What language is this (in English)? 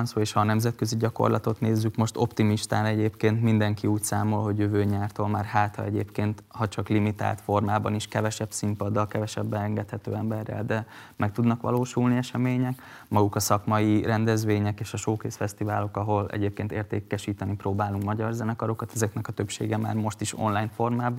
Hungarian